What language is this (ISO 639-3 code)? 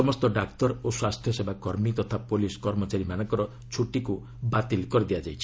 ori